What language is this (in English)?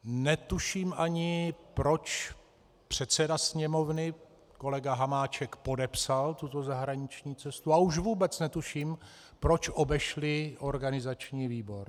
Czech